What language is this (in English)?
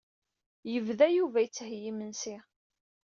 Kabyle